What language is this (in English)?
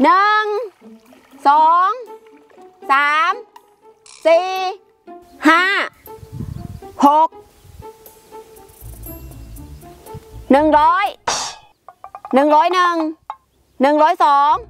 Thai